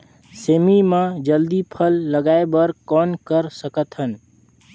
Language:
Chhattisgarhi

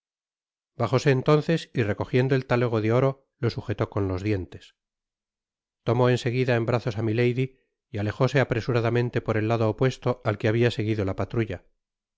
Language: Spanish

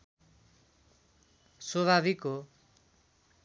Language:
Nepali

